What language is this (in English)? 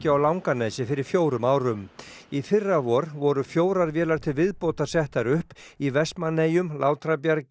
Icelandic